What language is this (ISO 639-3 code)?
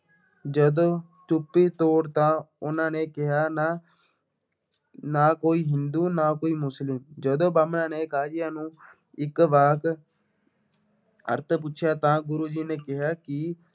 pan